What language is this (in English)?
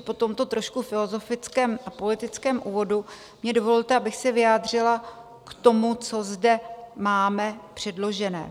Czech